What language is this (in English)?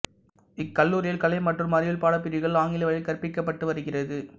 Tamil